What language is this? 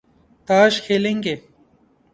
Urdu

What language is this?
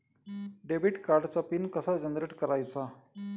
Marathi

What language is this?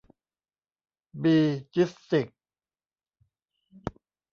Thai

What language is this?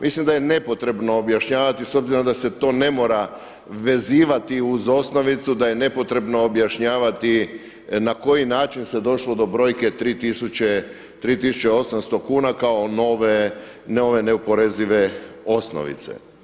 Croatian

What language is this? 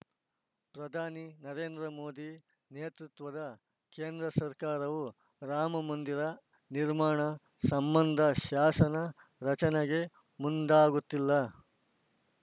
Kannada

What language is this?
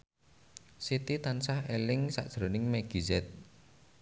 Javanese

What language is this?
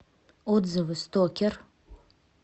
Russian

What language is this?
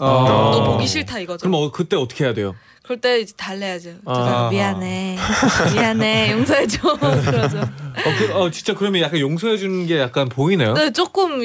Korean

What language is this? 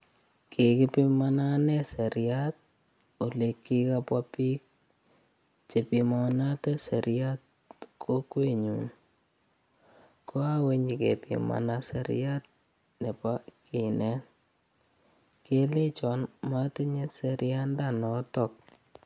Kalenjin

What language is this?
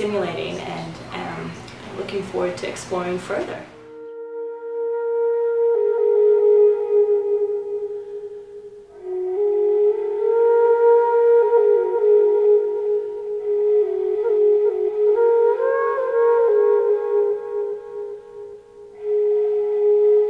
English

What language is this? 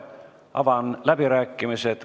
Estonian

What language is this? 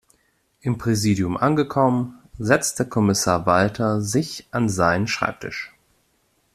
German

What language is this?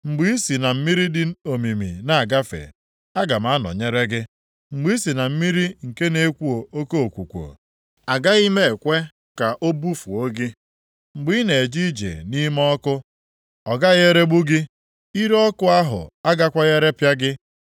Igbo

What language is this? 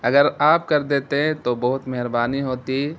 Urdu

